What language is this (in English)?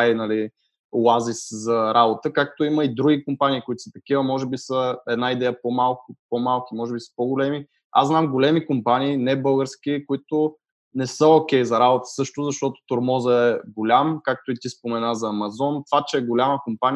Bulgarian